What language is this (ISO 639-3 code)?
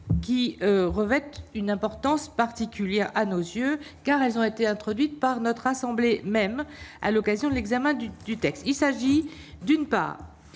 fra